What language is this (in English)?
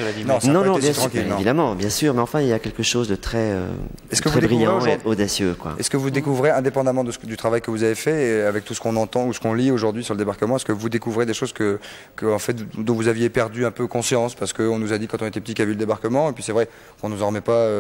French